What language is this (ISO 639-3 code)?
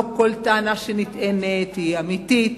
heb